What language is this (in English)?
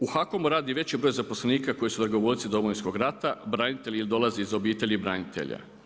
Croatian